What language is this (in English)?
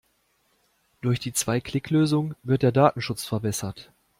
German